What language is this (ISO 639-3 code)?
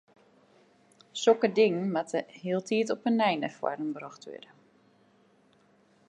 fry